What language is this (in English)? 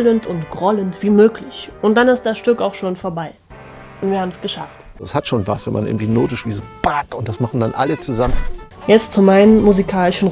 German